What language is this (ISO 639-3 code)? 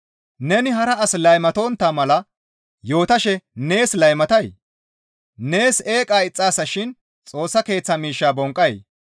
gmv